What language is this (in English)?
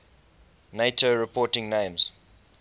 English